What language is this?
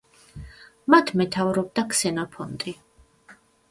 Georgian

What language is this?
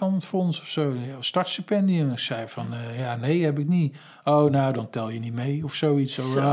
Dutch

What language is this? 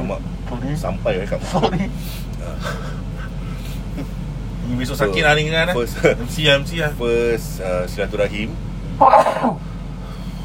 Malay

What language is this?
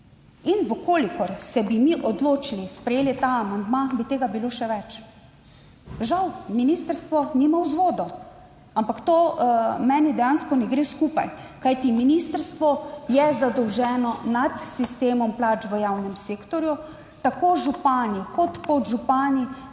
Slovenian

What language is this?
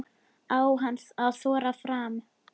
Icelandic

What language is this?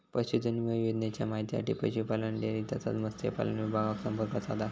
Marathi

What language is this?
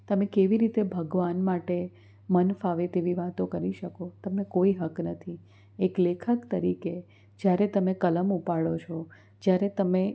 Gujarati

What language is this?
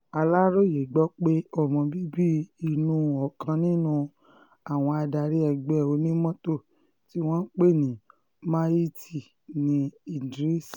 Yoruba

